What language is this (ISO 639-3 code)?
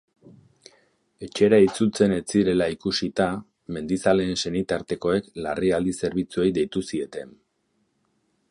eus